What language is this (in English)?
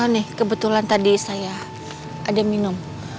Indonesian